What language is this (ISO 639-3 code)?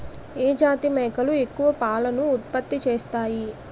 tel